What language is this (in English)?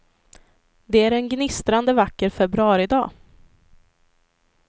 Swedish